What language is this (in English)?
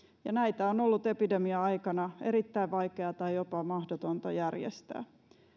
Finnish